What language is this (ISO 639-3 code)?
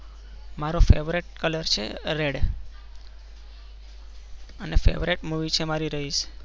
guj